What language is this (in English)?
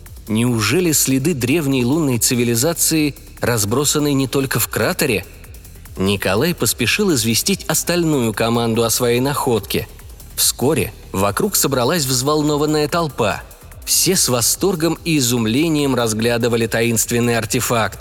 Russian